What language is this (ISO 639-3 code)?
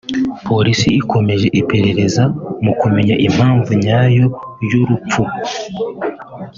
kin